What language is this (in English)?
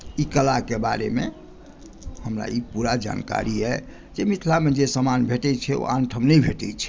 Maithili